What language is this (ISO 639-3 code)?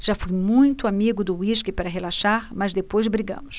por